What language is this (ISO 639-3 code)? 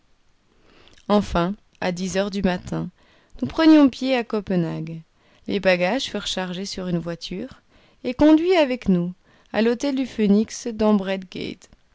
fra